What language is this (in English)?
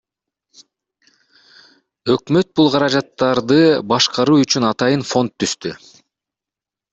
Kyrgyz